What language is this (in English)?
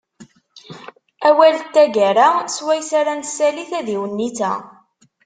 Kabyle